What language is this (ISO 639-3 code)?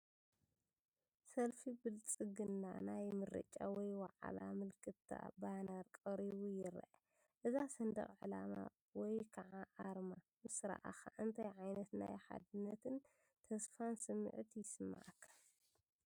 tir